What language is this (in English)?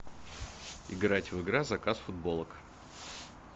Russian